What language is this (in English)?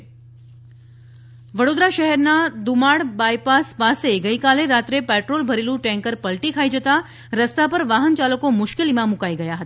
Gujarati